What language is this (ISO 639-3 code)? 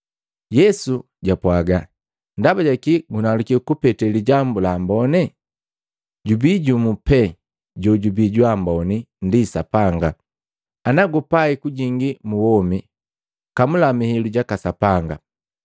mgv